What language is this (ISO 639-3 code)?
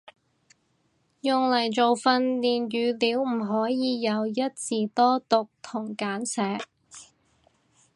yue